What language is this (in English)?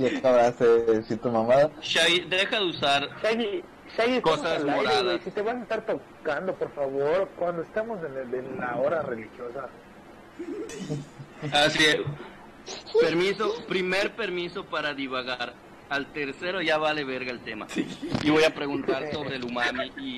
Spanish